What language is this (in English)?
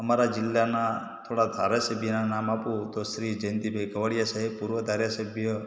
Gujarati